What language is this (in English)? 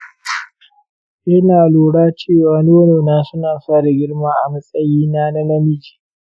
Hausa